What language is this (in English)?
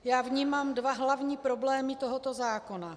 Czech